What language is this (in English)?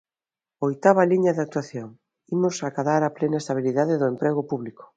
Galician